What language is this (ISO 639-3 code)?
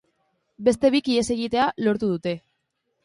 eus